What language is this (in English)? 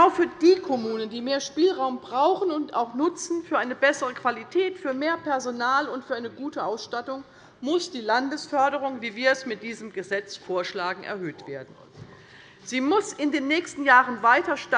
German